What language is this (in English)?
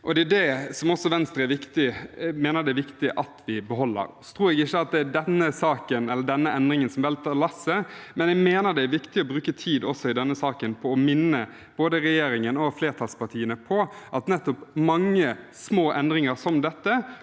Norwegian